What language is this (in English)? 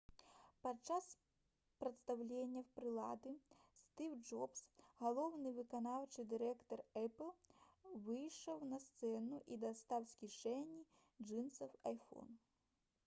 Belarusian